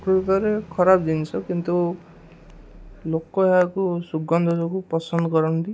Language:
Odia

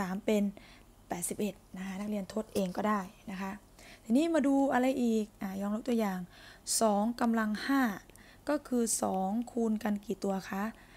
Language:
Thai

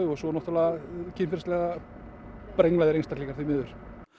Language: Icelandic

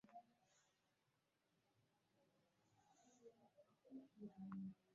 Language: Swahili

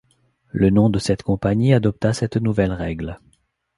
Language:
French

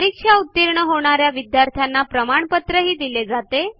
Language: Marathi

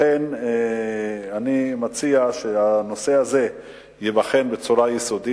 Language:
Hebrew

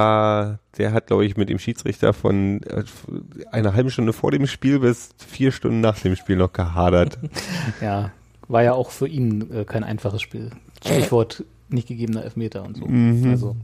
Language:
German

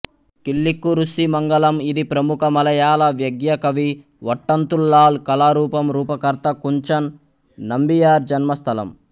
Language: Telugu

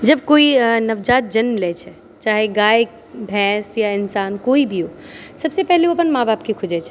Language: Maithili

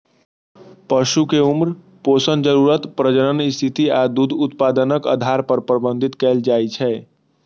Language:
Maithili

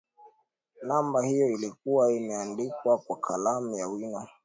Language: Swahili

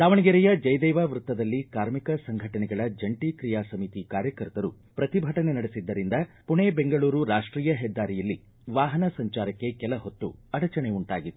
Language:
Kannada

